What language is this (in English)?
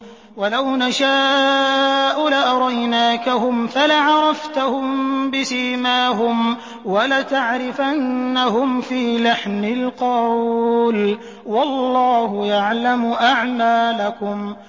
Arabic